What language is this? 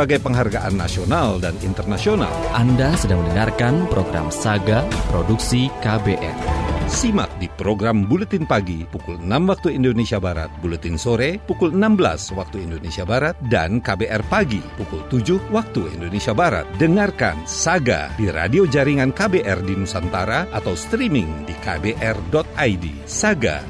Indonesian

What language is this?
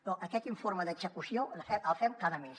Catalan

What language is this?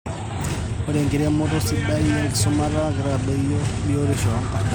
Masai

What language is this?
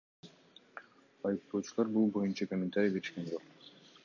Kyrgyz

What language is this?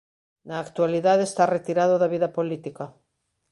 Galician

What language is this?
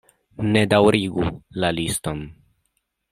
Esperanto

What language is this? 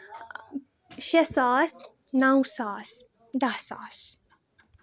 Kashmiri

